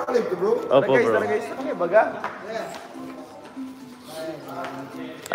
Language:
Filipino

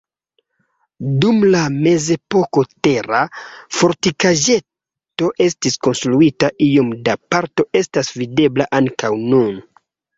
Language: Esperanto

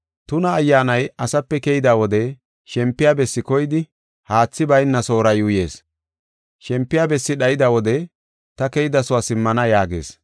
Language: Gofa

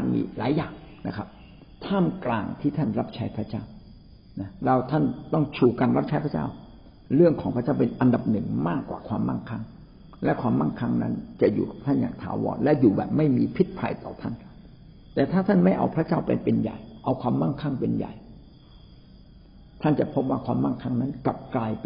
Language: Thai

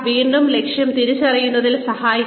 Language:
Malayalam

